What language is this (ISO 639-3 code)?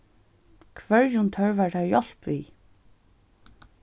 fao